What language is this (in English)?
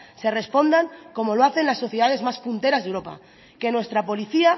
Spanish